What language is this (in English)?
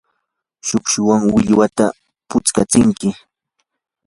Yanahuanca Pasco Quechua